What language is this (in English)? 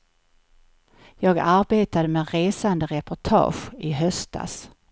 Swedish